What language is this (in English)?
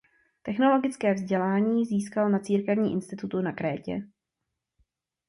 Czech